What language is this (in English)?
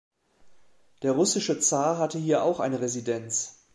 German